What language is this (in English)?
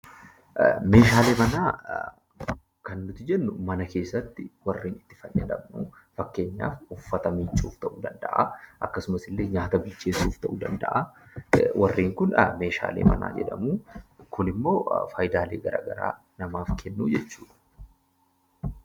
Oromo